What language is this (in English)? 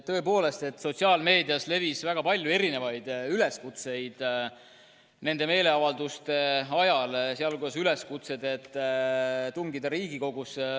Estonian